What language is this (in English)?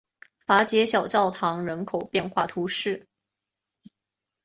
Chinese